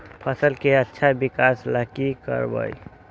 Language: Magahi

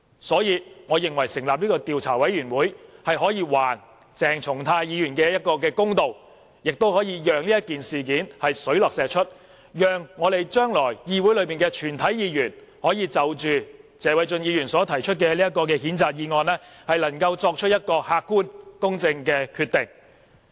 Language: Cantonese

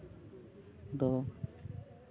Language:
Santali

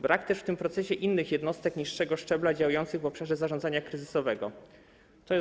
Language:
Polish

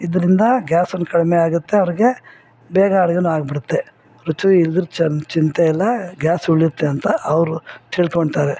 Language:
Kannada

